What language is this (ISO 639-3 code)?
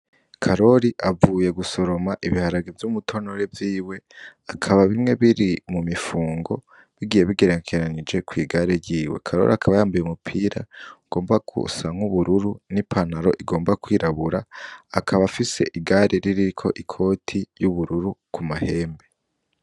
run